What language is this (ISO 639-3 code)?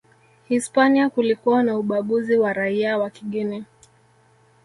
swa